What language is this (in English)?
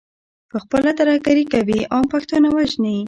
Pashto